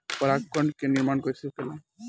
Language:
Bhojpuri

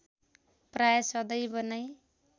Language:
Nepali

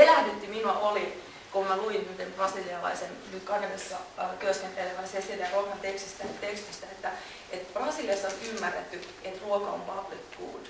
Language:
Finnish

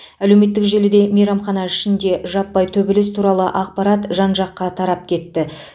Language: Kazakh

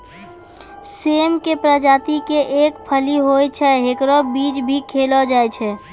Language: Maithili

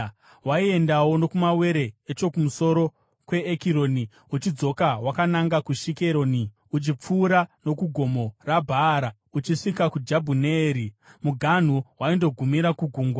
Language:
Shona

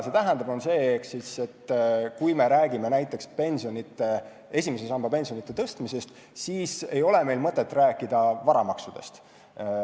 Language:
Estonian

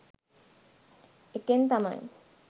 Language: Sinhala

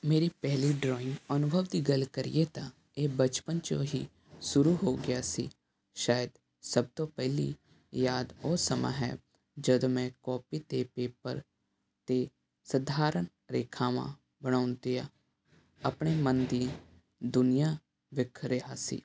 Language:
Punjabi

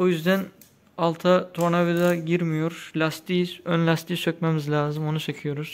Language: Turkish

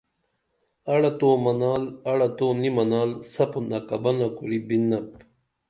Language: Dameli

